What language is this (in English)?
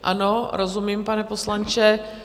Czech